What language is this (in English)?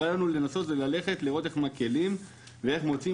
Hebrew